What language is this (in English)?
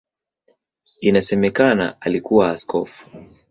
Swahili